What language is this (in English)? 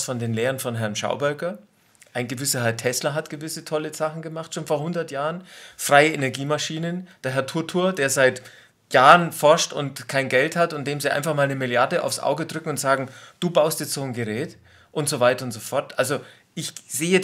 German